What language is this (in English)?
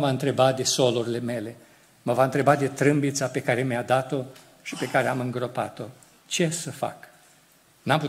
Romanian